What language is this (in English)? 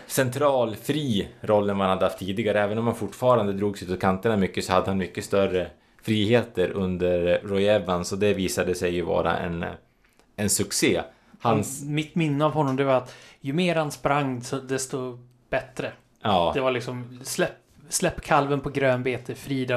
Swedish